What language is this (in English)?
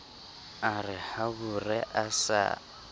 Southern Sotho